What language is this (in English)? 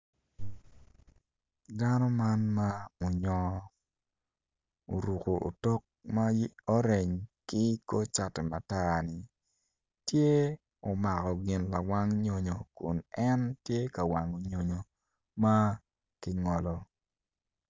Acoli